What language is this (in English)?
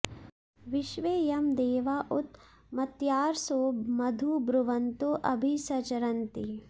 Sanskrit